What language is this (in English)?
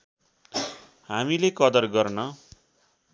Nepali